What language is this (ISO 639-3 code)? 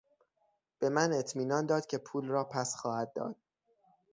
fas